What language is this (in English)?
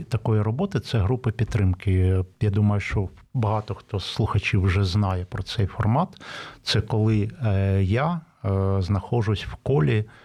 Ukrainian